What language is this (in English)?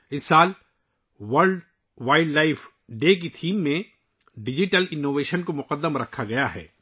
Urdu